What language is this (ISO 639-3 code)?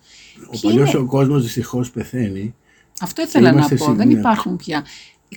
ell